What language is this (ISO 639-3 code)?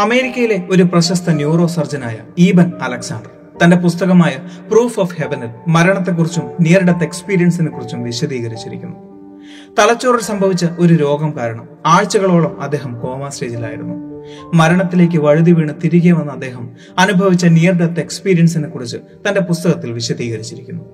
mal